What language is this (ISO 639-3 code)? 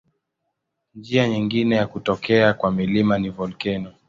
swa